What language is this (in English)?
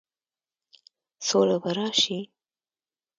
Pashto